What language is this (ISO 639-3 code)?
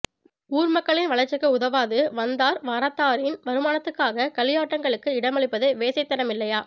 tam